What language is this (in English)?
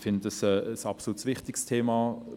Swiss German